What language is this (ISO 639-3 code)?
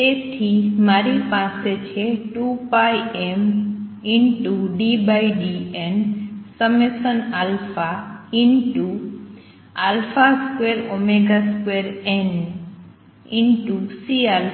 guj